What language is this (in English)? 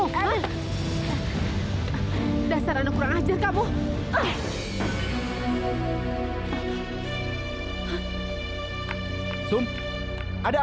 Indonesian